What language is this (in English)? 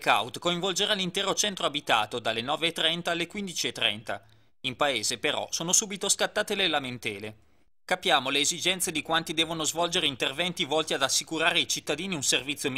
Italian